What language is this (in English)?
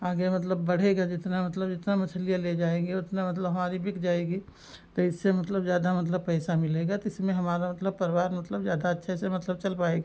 Hindi